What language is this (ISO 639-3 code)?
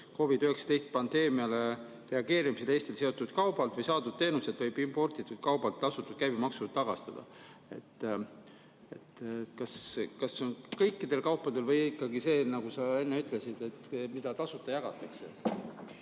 est